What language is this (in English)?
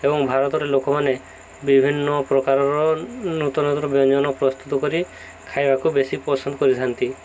Odia